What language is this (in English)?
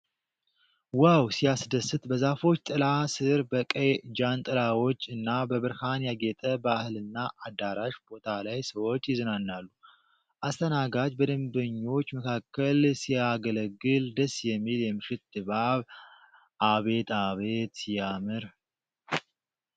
Amharic